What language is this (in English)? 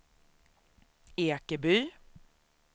Swedish